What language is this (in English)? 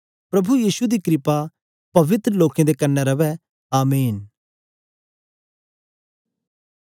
Dogri